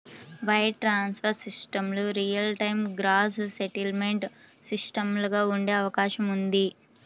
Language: Telugu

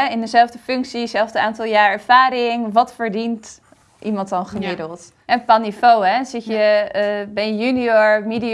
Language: Dutch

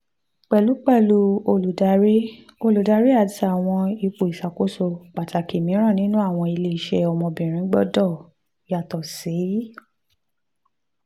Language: Yoruba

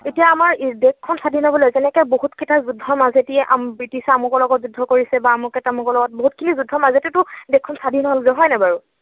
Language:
Assamese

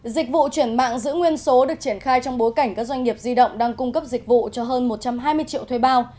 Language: Vietnamese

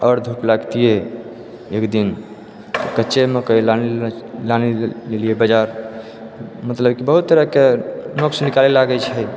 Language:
Maithili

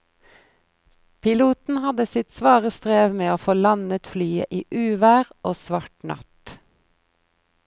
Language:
Norwegian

